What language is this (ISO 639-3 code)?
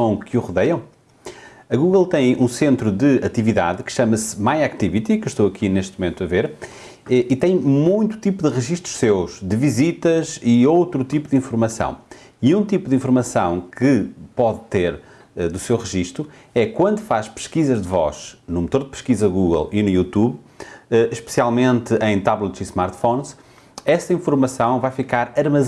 por